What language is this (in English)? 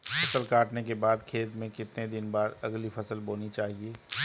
Hindi